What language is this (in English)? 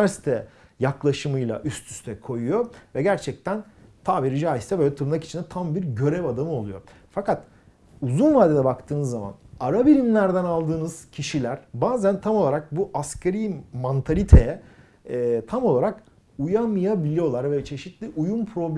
Turkish